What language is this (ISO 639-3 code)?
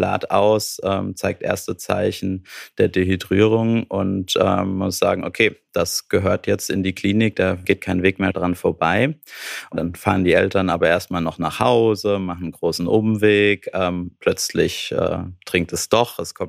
deu